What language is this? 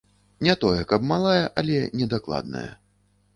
Belarusian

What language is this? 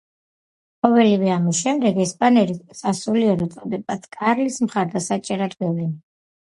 Georgian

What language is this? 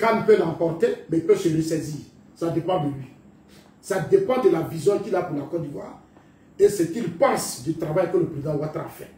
French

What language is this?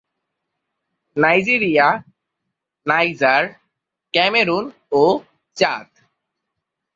Bangla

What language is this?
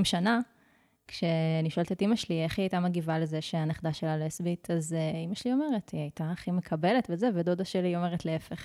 Hebrew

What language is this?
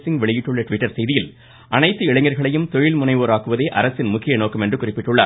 Tamil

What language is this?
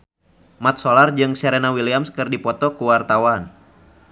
Sundanese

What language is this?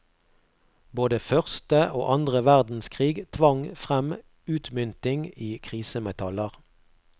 Norwegian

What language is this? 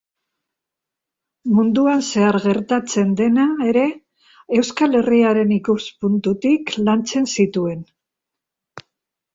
Basque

